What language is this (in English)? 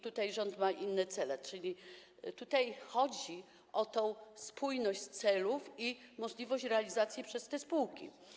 Polish